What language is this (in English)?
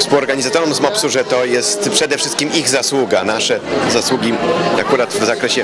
Polish